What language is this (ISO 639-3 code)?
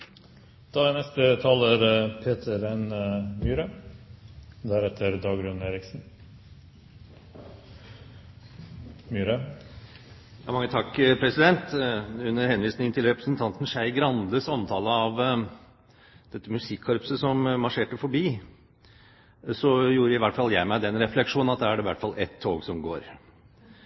nor